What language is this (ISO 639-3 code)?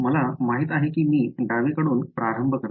mar